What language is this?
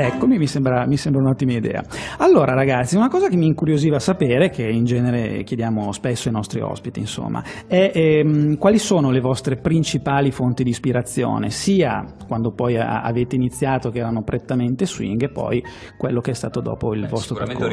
Italian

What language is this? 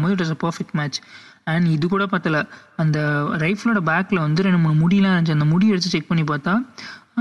Tamil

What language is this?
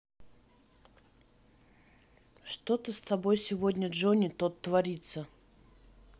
Russian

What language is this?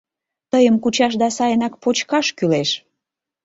Mari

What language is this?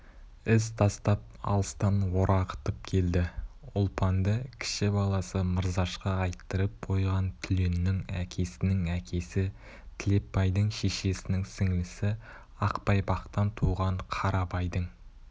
Kazakh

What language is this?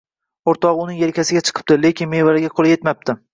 Uzbek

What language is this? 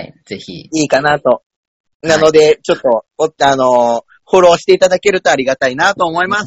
Japanese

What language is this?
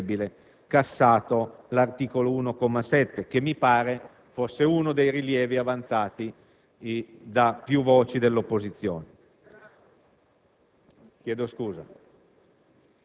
Italian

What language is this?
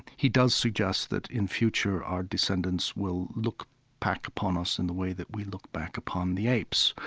English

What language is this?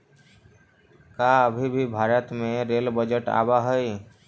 Magahi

